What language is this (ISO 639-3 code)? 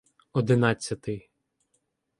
ukr